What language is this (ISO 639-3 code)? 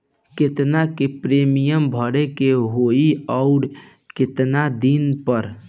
bho